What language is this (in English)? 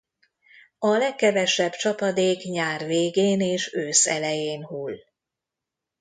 Hungarian